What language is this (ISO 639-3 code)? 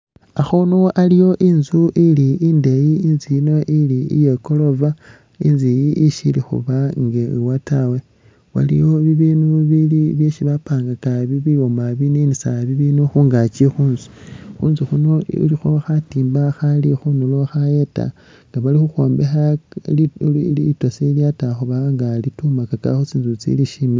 myx